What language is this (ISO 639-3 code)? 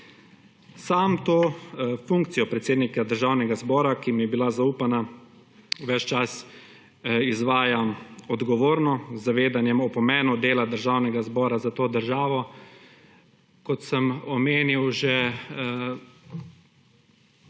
slv